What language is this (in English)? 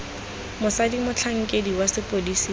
Tswana